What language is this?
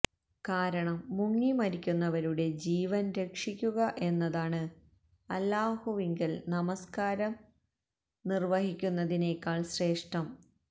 Malayalam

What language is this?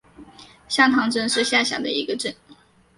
Chinese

